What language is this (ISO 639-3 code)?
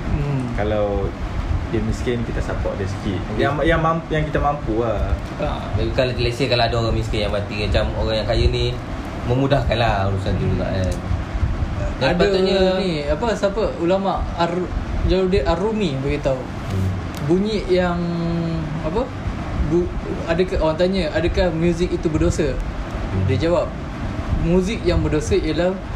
msa